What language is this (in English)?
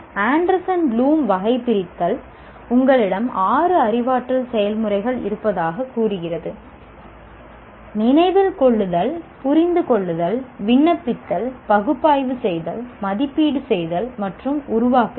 Tamil